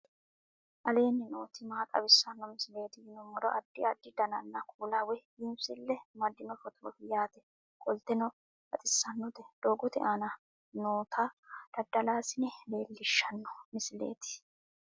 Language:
Sidamo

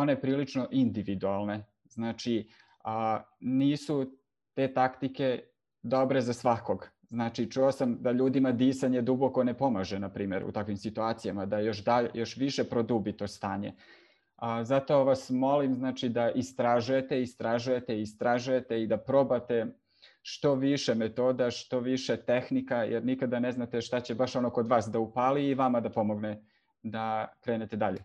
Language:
Croatian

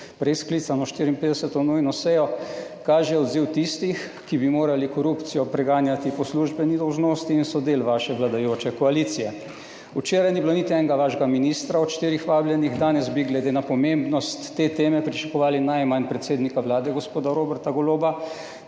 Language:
Slovenian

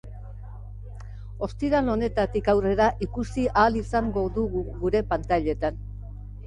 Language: Basque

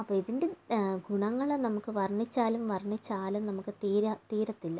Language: Malayalam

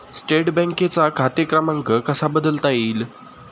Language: Marathi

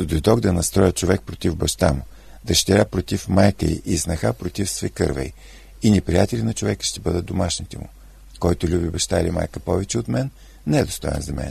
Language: Bulgarian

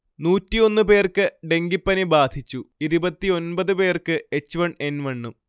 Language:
Malayalam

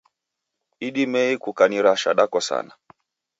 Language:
Taita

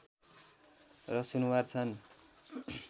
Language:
Nepali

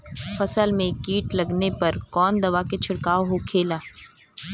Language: Bhojpuri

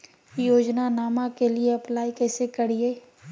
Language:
Magahi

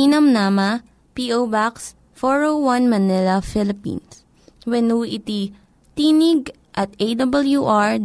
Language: Filipino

